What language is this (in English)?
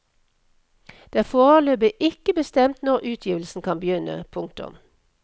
Norwegian